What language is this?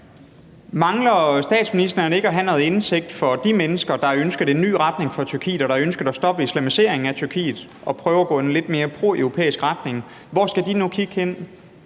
Danish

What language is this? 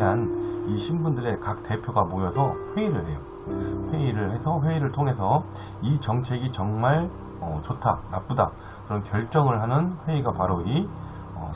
Korean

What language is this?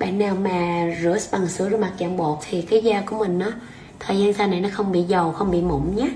Vietnamese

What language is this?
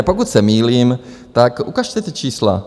Czech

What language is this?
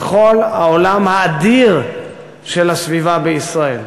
Hebrew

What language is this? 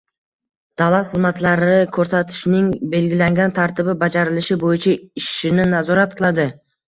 Uzbek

